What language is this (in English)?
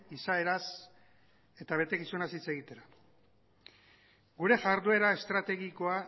Basque